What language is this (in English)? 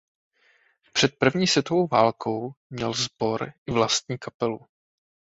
Czech